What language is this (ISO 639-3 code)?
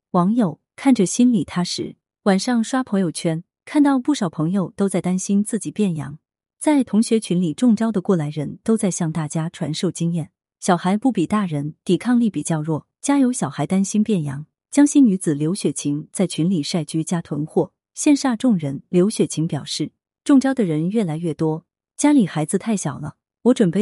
zho